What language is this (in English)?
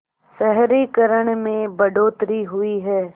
Hindi